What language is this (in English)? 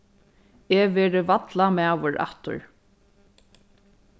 Faroese